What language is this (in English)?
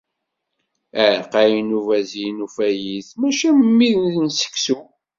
Kabyle